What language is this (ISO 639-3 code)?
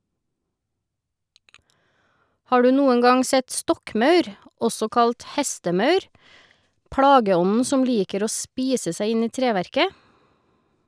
nor